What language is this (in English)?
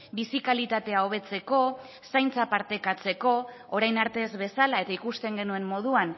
Basque